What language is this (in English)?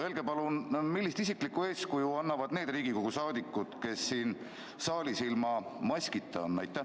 Estonian